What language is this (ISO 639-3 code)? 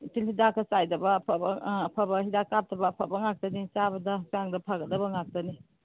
mni